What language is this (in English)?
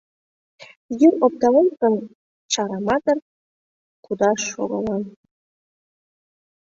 Mari